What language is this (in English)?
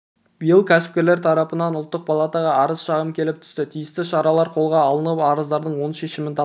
Kazakh